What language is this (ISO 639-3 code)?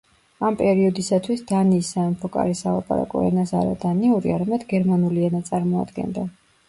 kat